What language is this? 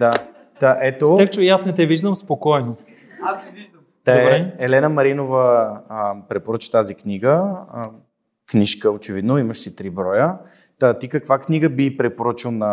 Bulgarian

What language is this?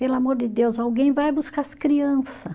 Portuguese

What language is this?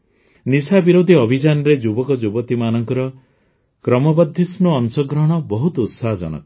Odia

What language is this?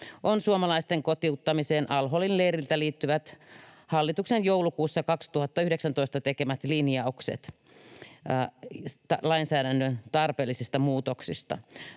Finnish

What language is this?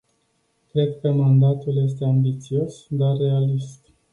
Romanian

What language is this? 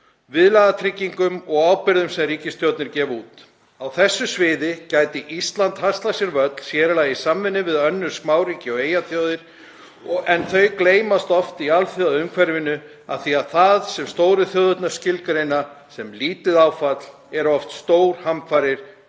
Icelandic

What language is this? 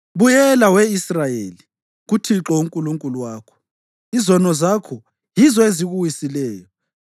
North Ndebele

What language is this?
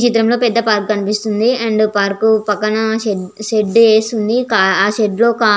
Telugu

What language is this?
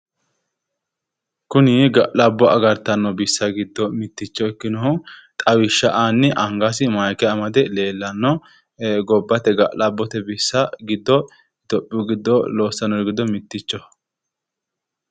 Sidamo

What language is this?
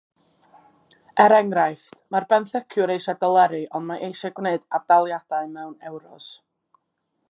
Welsh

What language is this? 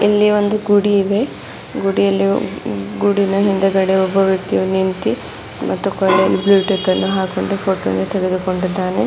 Kannada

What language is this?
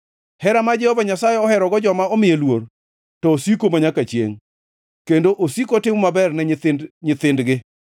Luo (Kenya and Tanzania)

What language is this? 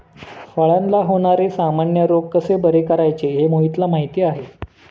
Marathi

